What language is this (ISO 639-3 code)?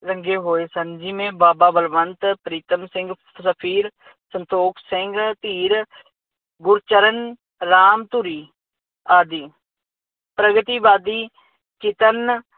pan